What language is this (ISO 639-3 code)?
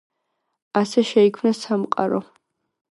kat